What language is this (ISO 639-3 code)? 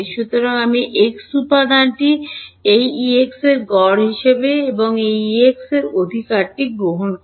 ben